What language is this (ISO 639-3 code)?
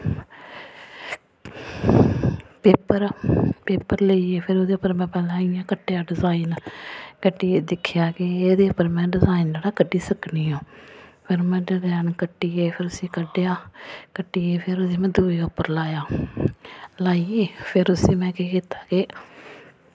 doi